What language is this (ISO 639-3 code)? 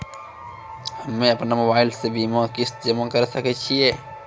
mai